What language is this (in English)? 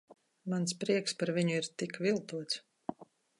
Latvian